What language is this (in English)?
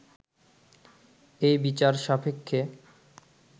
Bangla